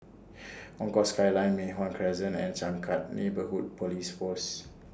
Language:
English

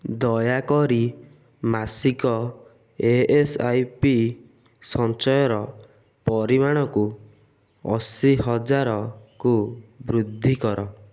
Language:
Odia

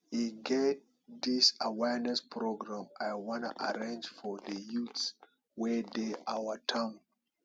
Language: Nigerian Pidgin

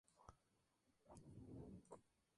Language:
Spanish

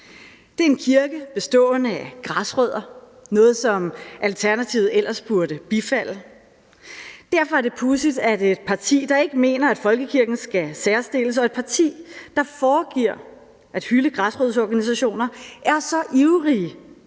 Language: Danish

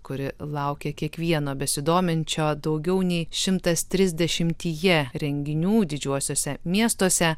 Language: Lithuanian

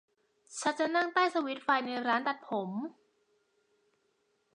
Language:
Thai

